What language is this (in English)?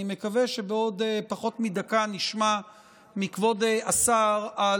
Hebrew